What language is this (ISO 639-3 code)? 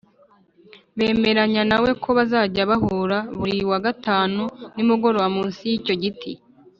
kin